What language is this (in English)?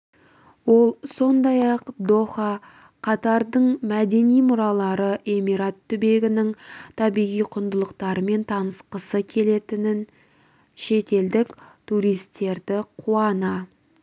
Kazakh